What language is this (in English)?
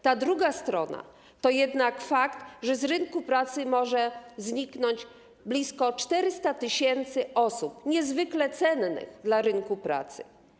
Polish